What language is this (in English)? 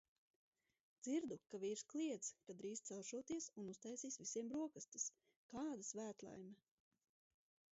Latvian